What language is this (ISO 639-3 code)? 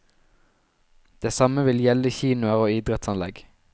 nor